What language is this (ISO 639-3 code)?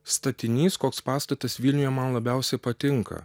lit